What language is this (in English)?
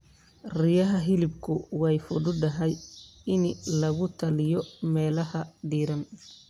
Somali